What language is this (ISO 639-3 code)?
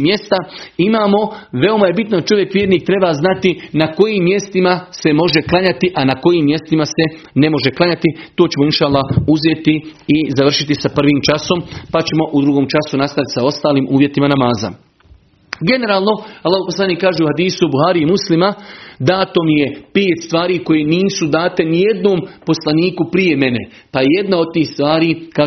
hrv